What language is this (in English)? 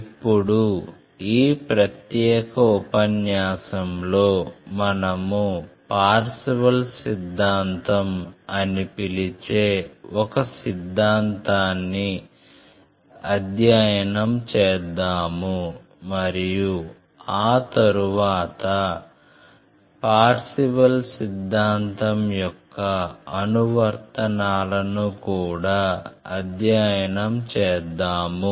Telugu